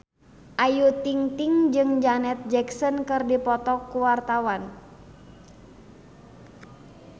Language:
Sundanese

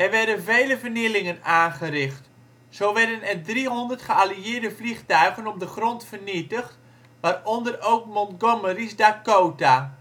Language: Dutch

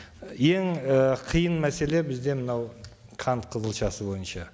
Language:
Kazakh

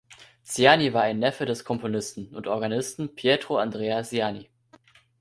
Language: German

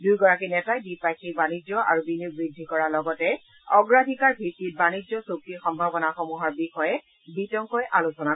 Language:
Assamese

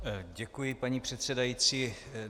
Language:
Czech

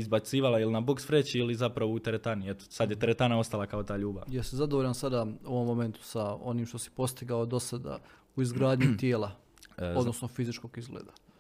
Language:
Croatian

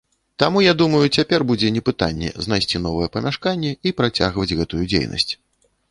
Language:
Belarusian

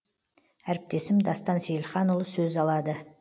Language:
Kazakh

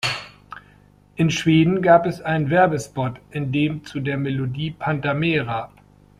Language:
German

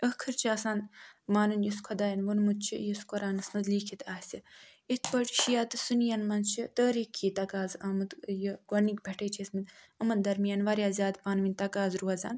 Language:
Kashmiri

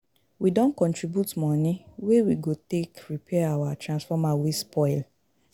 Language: Nigerian Pidgin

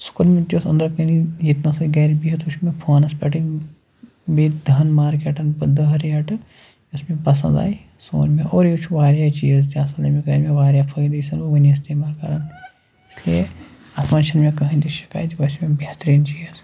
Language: Kashmiri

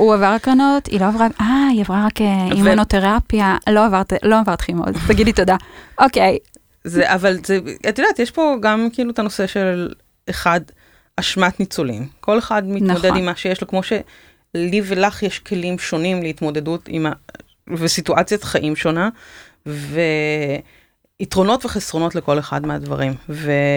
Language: Hebrew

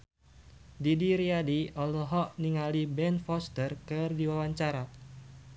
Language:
Sundanese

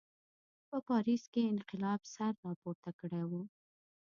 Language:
Pashto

